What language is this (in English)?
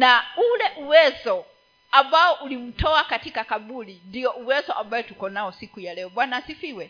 Swahili